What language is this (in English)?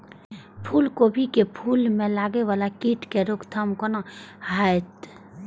Maithili